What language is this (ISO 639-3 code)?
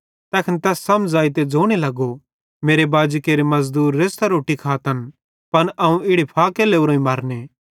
bhd